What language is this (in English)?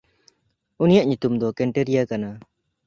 Santali